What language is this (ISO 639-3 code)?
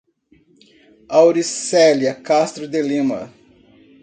por